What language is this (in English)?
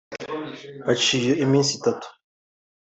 Kinyarwanda